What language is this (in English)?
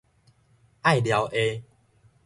Min Nan Chinese